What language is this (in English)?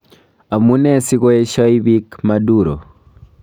Kalenjin